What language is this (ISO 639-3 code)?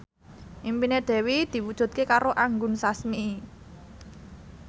jav